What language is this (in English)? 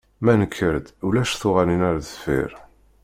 Kabyle